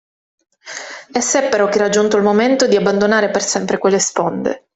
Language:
Italian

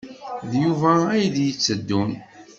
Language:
Kabyle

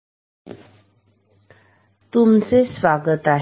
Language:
Marathi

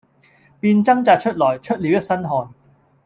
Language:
Cantonese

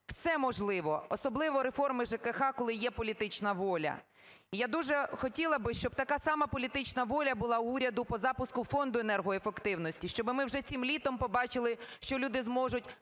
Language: Ukrainian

